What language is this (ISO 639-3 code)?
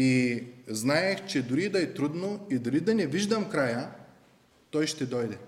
bul